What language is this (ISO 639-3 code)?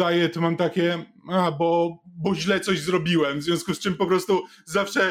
pol